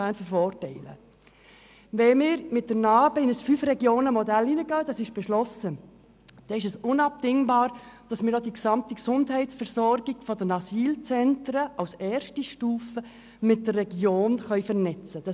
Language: Swiss German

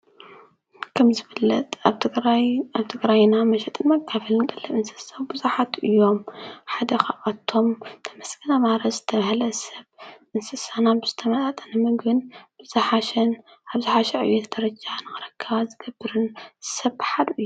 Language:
Tigrinya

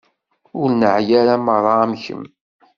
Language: Kabyle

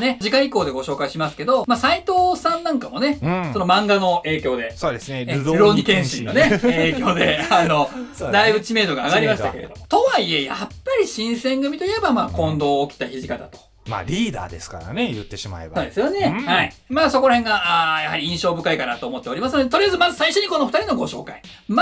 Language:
Japanese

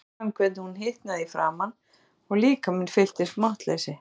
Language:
Icelandic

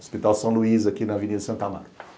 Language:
Portuguese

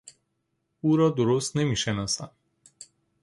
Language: Persian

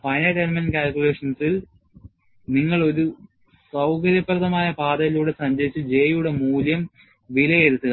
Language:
Malayalam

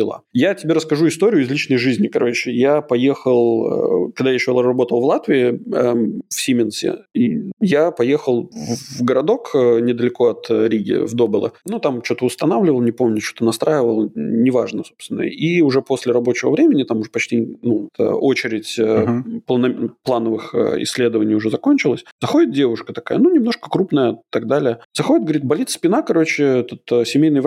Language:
Russian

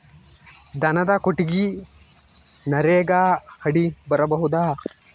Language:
Kannada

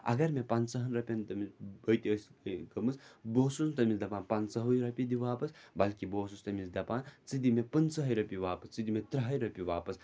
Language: Kashmiri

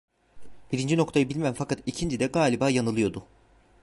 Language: Turkish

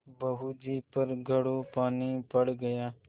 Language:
Hindi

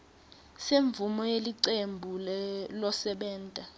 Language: Swati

